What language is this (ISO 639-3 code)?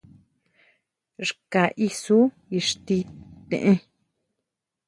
mau